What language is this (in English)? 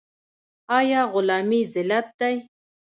Pashto